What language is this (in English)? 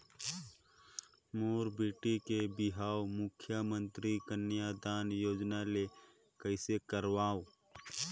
Chhattisgarhi